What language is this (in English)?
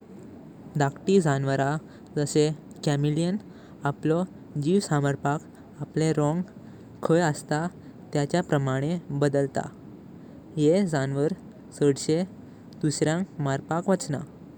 Konkani